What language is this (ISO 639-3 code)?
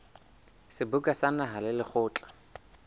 sot